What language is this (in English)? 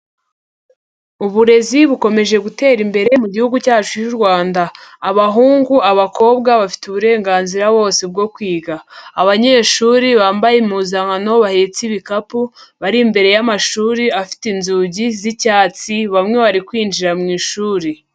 Kinyarwanda